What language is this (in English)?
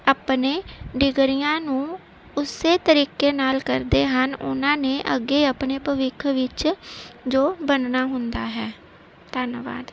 Punjabi